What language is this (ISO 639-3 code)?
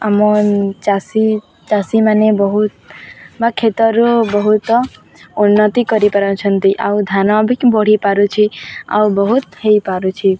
ori